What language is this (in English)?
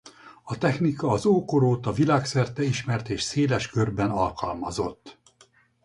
Hungarian